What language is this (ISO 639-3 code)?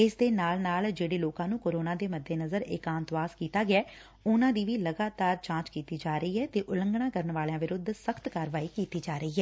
pan